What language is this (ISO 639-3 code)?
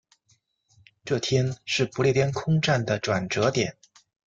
zho